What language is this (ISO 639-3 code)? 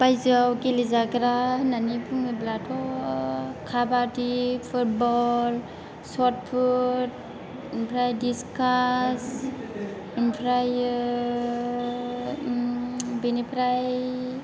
brx